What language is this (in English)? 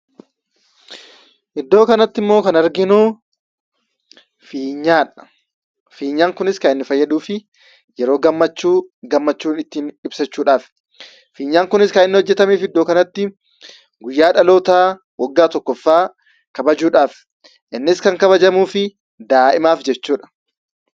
Oromo